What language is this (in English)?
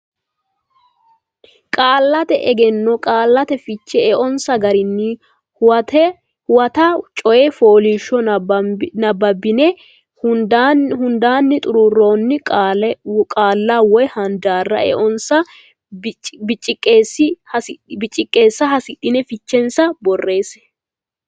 Sidamo